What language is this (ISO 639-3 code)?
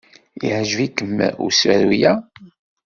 kab